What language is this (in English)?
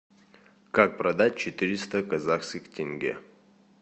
Russian